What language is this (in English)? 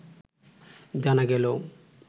Bangla